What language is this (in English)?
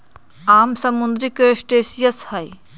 Magahi